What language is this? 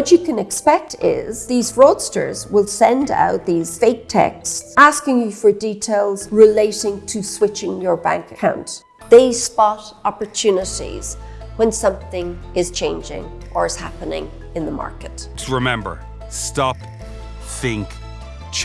English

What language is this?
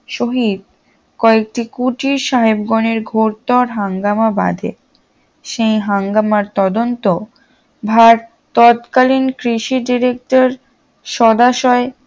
Bangla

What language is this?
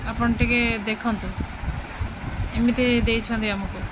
Odia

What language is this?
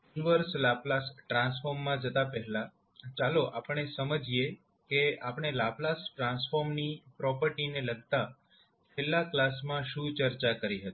Gujarati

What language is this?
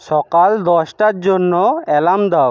Bangla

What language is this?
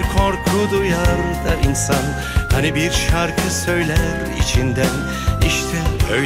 Turkish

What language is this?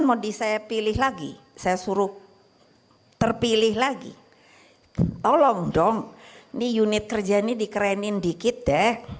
Indonesian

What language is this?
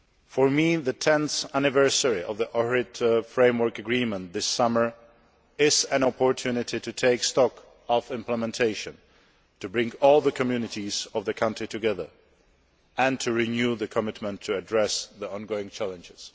English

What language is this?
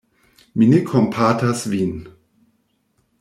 Esperanto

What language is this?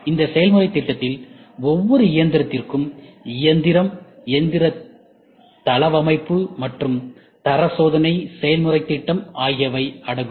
Tamil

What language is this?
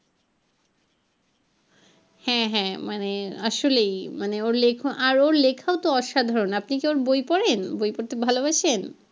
Bangla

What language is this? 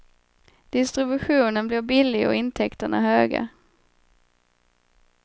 Swedish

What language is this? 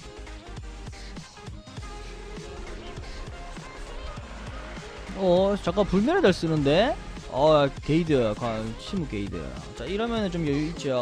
Korean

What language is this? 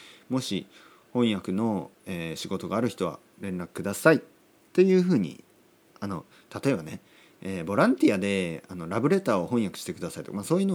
Japanese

